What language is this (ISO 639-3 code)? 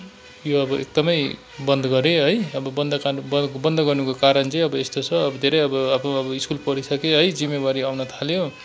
nep